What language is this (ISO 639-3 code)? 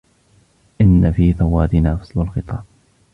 ara